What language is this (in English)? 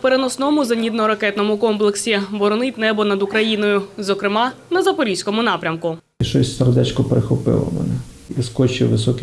Ukrainian